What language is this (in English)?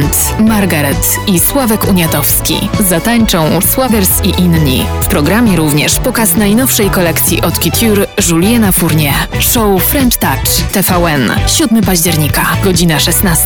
Polish